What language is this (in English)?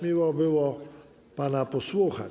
Polish